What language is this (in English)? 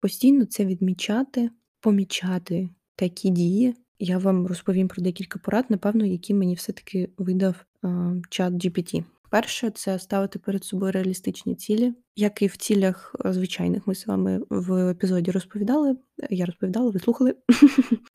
Ukrainian